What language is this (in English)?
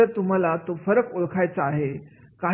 Marathi